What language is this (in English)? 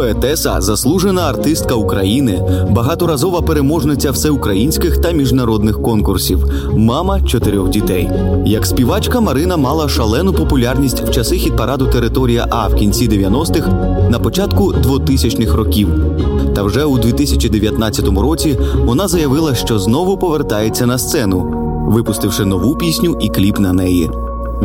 Ukrainian